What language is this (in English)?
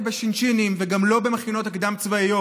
Hebrew